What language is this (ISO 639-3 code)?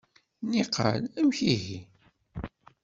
kab